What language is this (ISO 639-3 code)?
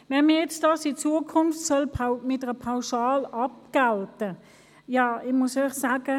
gsw